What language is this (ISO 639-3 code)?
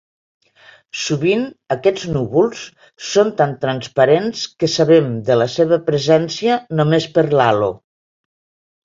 cat